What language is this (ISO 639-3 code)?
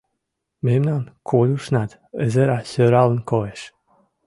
chm